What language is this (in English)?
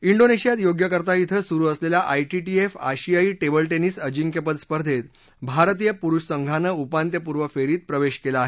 Marathi